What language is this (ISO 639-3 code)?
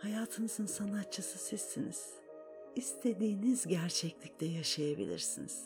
tur